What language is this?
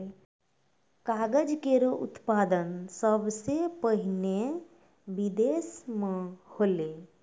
Maithili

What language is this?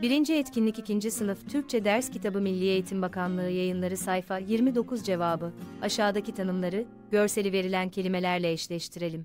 Turkish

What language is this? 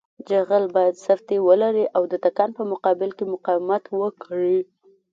Pashto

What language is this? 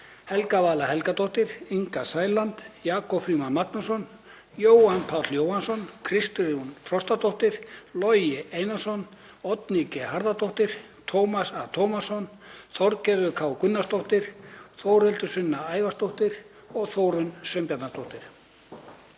Icelandic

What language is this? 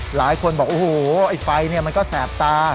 Thai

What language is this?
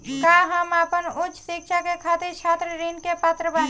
Bhojpuri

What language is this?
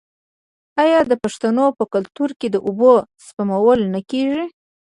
Pashto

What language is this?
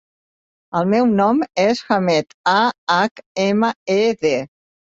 Catalan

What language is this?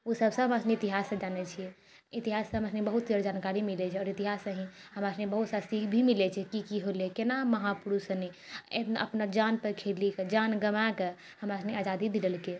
Maithili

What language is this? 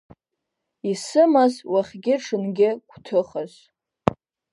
Abkhazian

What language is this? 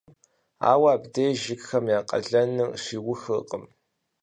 Kabardian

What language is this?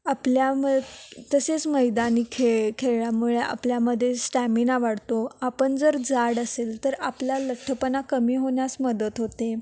Marathi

